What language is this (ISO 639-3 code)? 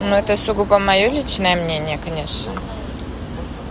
rus